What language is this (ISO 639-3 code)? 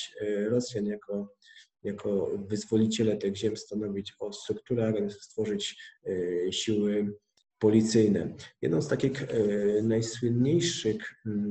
pol